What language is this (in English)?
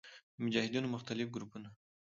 Pashto